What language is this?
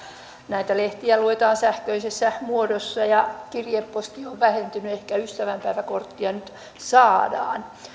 Finnish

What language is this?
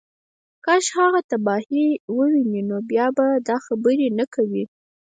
Pashto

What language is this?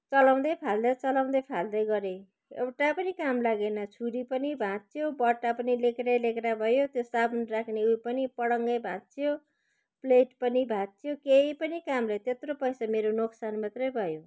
Nepali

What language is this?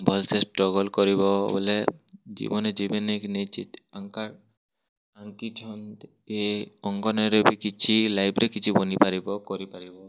Odia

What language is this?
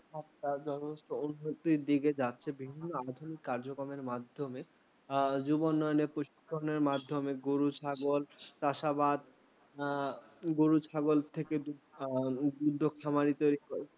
Bangla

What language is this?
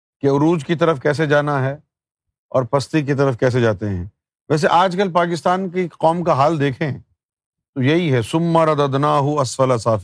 Urdu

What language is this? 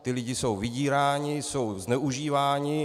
Czech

